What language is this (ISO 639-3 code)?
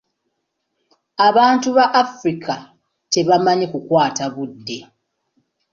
lug